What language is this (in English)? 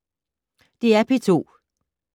Danish